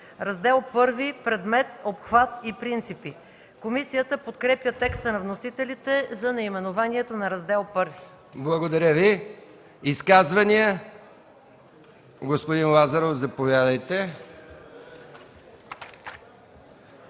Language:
Bulgarian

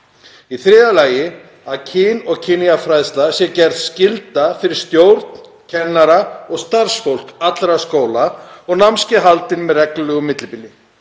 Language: Icelandic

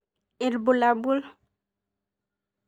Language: Masai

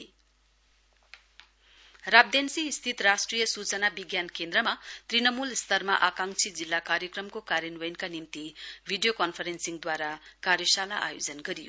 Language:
Nepali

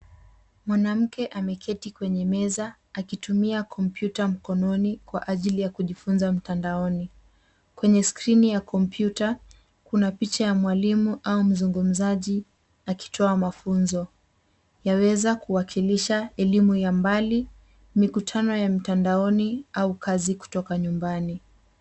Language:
Swahili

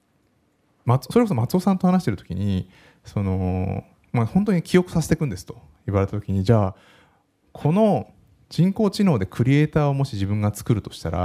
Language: Japanese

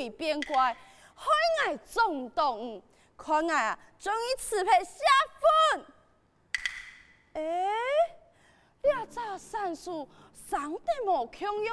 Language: Chinese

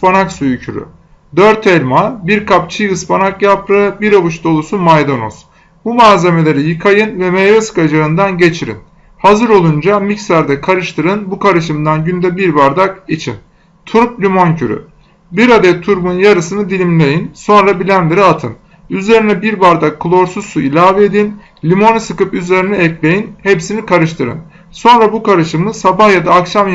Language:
Turkish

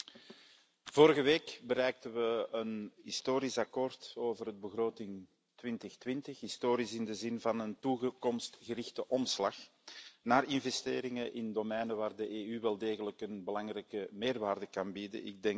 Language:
Dutch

